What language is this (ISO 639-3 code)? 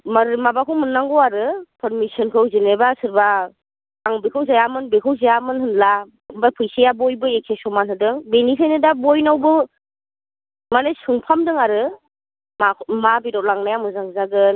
brx